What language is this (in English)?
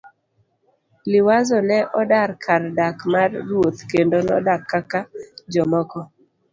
Luo (Kenya and Tanzania)